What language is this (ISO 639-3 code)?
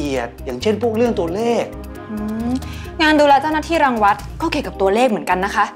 tha